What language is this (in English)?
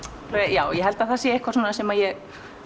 Icelandic